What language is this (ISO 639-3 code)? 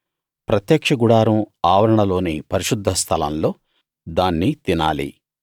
tel